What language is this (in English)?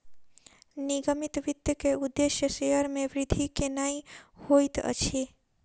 Maithili